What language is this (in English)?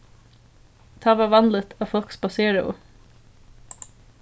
Faroese